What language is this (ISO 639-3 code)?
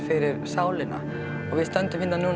isl